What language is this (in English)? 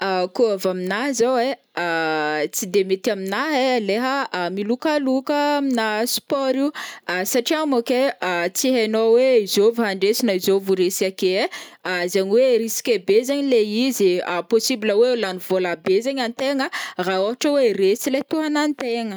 Northern Betsimisaraka Malagasy